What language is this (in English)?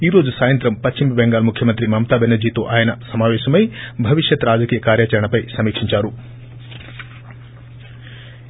Telugu